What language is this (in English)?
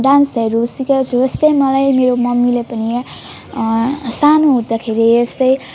Nepali